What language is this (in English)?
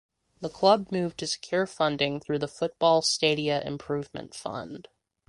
English